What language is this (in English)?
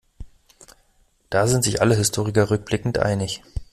German